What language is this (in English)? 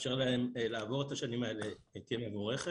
Hebrew